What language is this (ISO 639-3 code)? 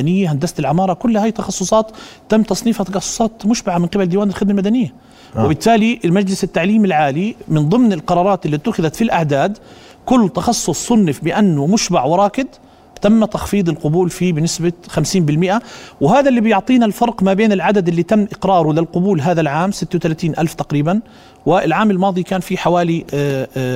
ara